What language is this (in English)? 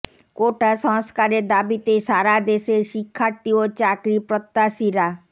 Bangla